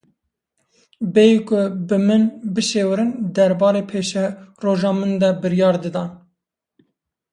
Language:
Kurdish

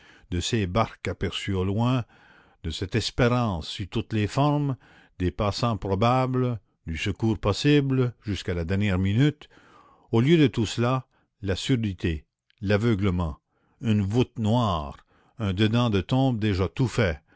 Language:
French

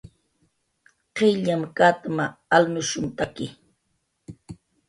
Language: Jaqaru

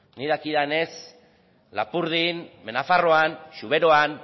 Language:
Basque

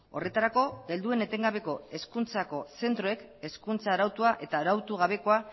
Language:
Basque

